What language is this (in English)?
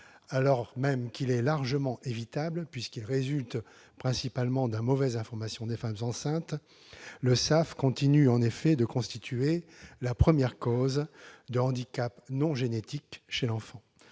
French